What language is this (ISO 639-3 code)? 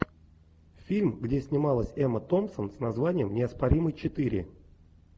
rus